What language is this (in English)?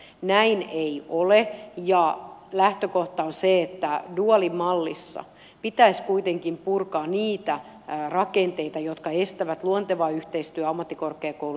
Finnish